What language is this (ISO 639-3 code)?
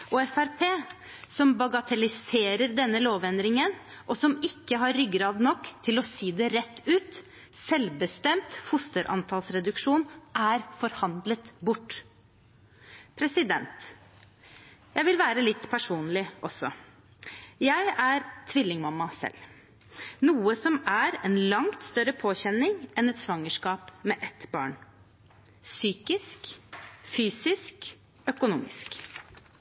nob